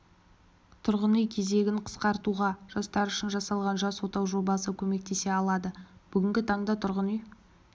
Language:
Kazakh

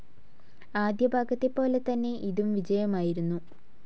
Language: Malayalam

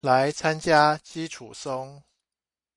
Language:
Chinese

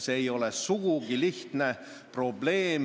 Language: Estonian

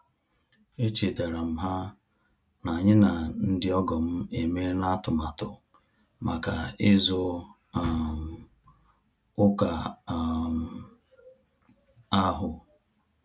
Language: Igbo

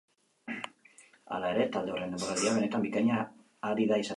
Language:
Basque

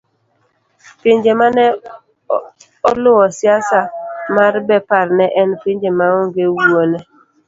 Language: Luo (Kenya and Tanzania)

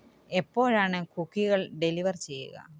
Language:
Malayalam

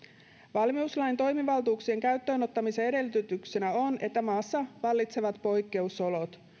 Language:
Finnish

